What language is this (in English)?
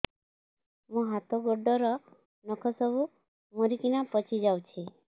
Odia